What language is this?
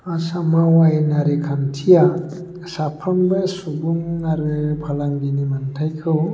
Bodo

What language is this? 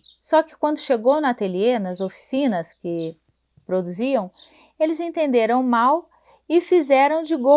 Portuguese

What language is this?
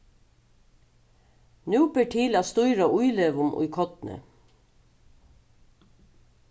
Faroese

